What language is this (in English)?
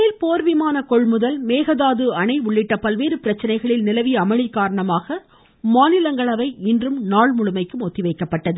Tamil